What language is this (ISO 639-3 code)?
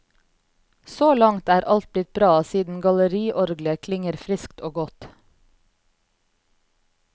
nor